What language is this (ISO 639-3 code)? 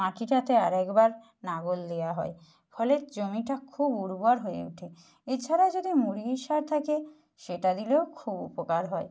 ben